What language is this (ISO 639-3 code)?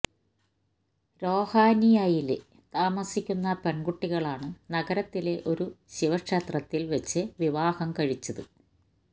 mal